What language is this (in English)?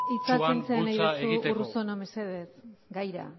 Basque